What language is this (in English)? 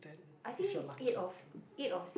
English